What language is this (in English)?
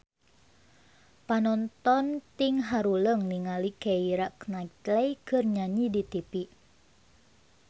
Sundanese